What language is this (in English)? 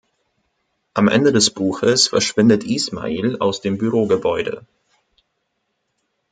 German